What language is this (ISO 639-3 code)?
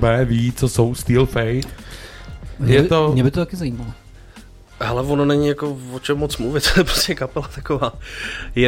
ces